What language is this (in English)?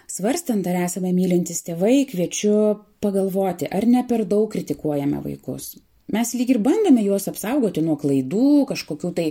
Lithuanian